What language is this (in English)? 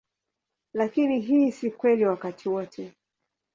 Swahili